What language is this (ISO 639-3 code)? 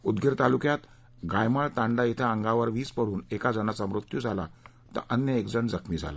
mar